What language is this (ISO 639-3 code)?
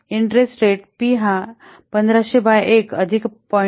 mar